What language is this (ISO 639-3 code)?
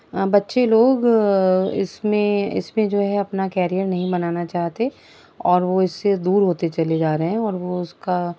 urd